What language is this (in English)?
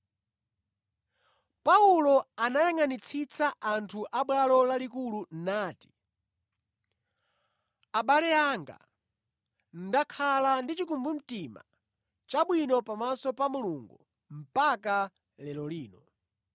Nyanja